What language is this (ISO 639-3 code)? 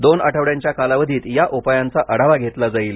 mar